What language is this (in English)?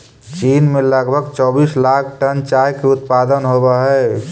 Magahi